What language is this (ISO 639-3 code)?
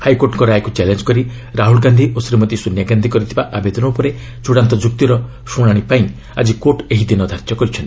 ori